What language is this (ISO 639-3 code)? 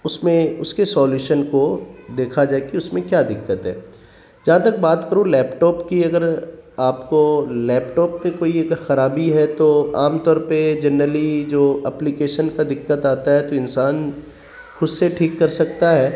urd